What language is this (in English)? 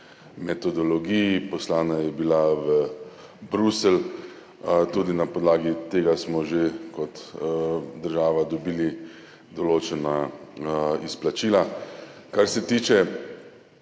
Slovenian